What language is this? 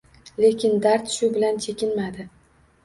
Uzbek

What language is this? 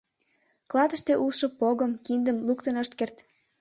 Mari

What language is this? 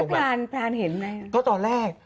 Thai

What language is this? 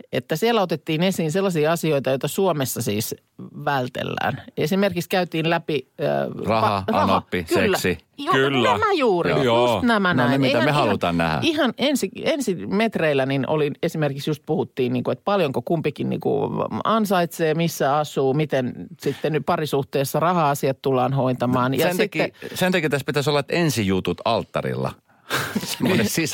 Finnish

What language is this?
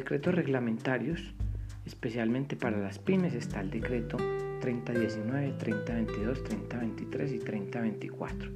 Spanish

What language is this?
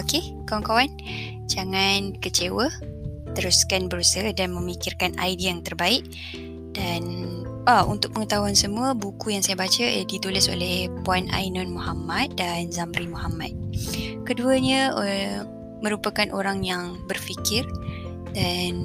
Malay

